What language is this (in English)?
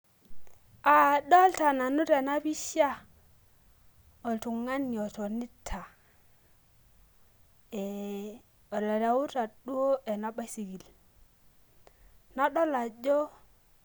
Masai